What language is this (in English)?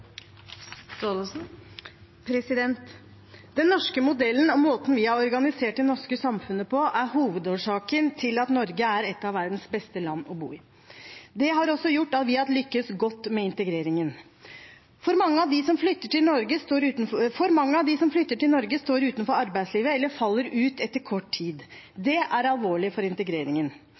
Norwegian Bokmål